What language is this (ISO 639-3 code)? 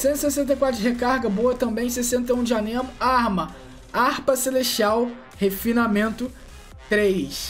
por